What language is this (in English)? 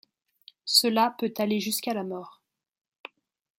French